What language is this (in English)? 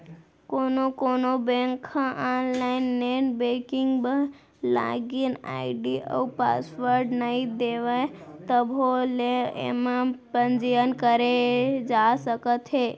Chhattisgarhi